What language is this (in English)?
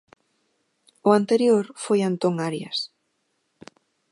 Galician